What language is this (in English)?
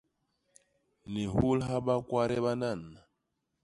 Basaa